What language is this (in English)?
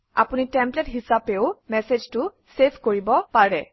Assamese